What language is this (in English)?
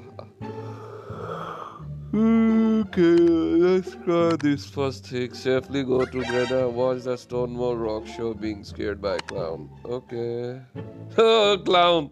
English